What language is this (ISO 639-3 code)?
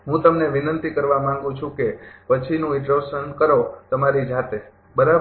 guj